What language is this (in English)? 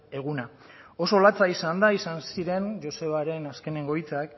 Basque